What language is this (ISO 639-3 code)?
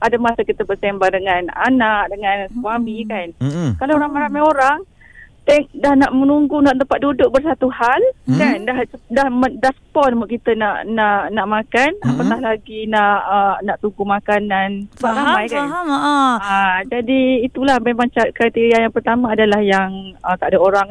msa